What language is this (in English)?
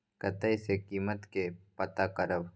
Maithili